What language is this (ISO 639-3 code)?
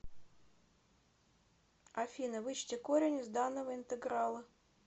rus